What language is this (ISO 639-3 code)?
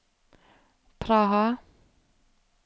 nor